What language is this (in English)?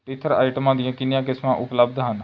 Punjabi